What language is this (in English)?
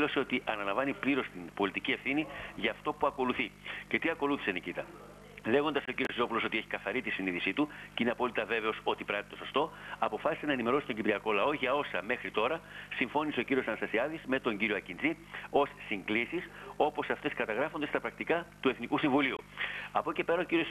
Greek